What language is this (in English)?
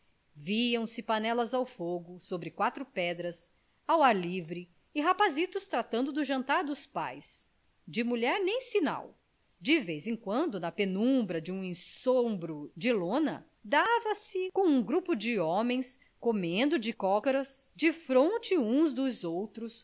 Portuguese